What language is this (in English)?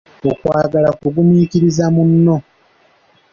Ganda